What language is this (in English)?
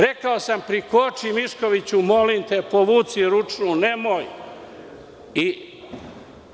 Serbian